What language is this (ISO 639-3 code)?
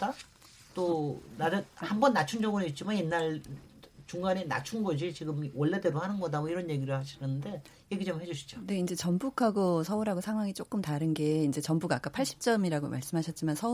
kor